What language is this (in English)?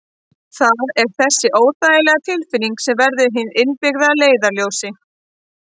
Icelandic